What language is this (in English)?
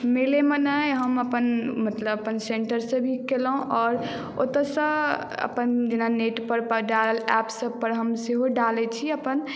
Maithili